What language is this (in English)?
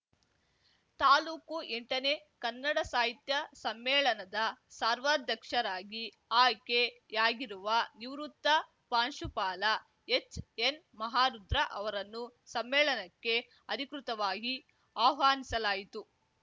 Kannada